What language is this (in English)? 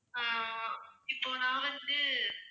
Tamil